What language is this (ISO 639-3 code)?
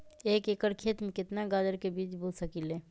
mag